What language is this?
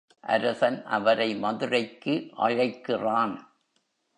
Tamil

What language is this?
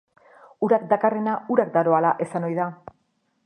Basque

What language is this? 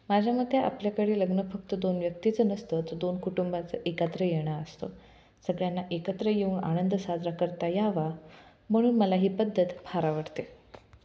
Marathi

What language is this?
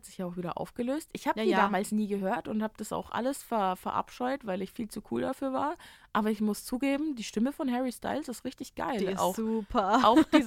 German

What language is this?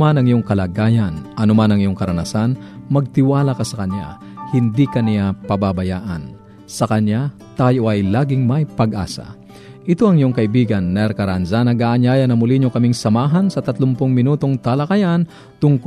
Filipino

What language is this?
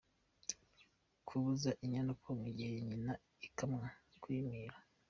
Kinyarwanda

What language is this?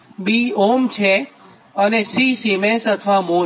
Gujarati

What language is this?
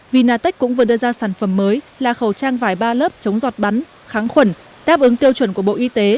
Vietnamese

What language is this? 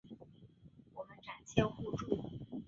Chinese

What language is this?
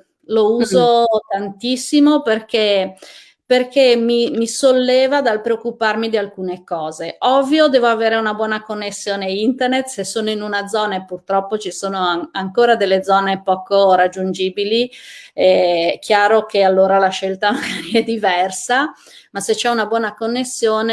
Italian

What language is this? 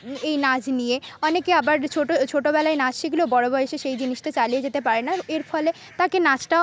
Bangla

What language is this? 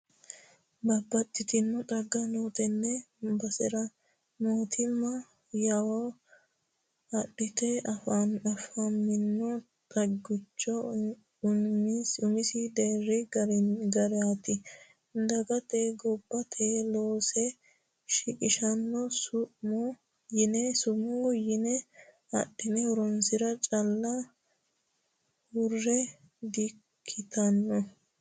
Sidamo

